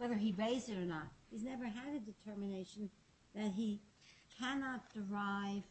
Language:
English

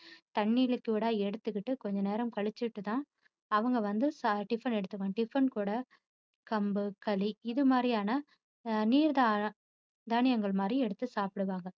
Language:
Tamil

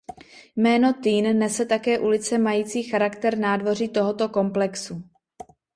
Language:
Czech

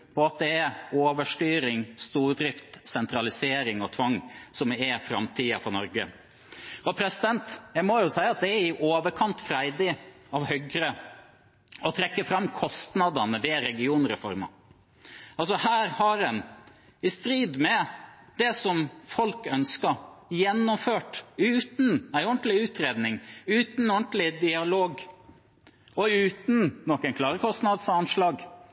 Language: Norwegian Bokmål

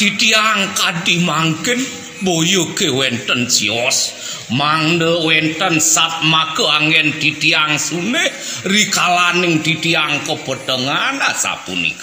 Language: Indonesian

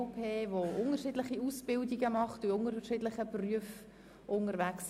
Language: Swiss German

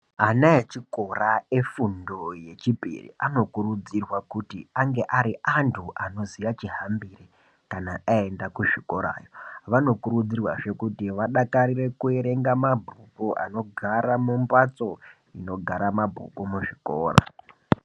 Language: Ndau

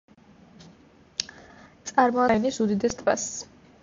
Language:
Georgian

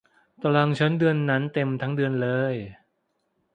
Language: Thai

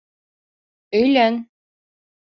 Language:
Bashkir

